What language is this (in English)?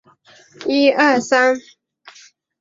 Chinese